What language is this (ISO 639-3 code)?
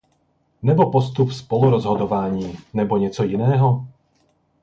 ces